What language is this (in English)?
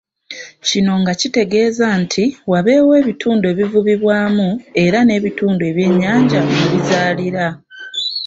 Ganda